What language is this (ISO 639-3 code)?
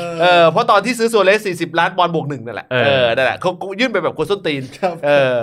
tha